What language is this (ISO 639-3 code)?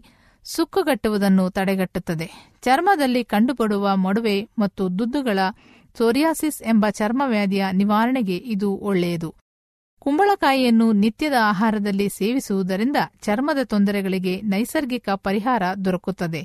kan